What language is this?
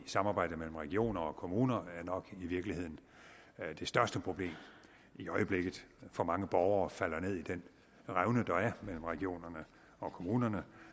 Danish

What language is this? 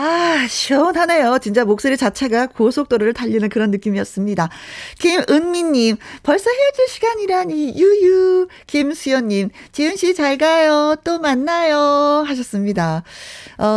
Korean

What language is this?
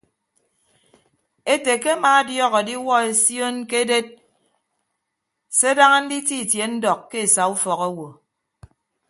Ibibio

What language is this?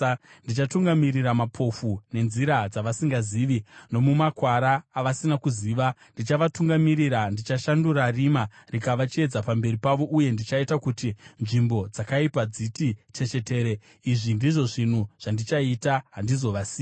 Shona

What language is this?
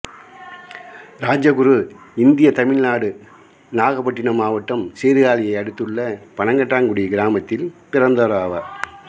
Tamil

